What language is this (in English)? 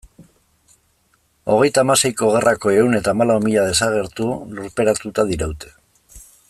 Basque